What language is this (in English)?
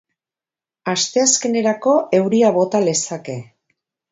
Basque